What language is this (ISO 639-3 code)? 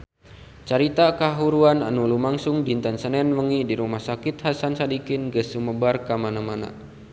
sun